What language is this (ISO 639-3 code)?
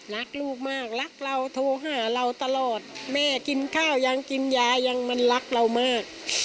tha